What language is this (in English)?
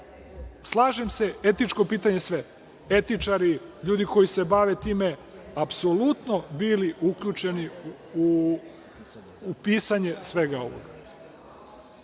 Serbian